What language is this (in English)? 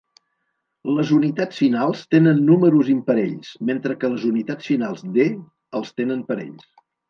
Catalan